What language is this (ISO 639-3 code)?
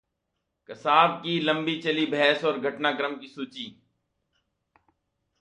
hin